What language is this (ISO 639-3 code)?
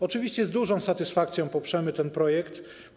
pol